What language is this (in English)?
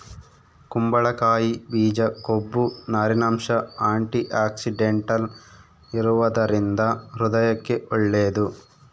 Kannada